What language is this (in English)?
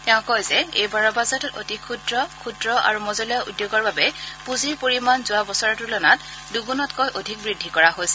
Assamese